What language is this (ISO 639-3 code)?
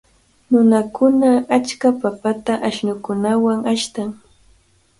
qvl